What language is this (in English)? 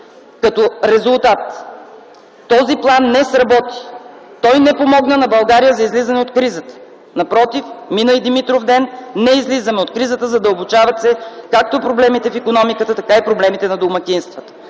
Bulgarian